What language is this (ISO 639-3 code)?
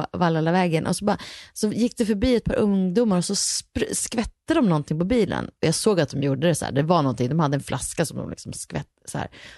swe